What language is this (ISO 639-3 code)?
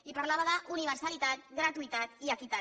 cat